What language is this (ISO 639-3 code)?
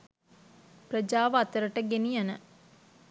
sin